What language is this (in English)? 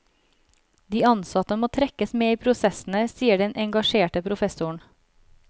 Norwegian